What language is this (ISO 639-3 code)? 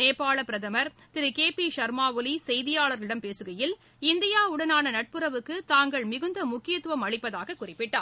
tam